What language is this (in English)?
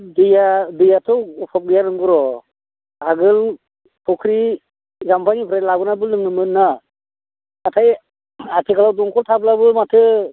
Bodo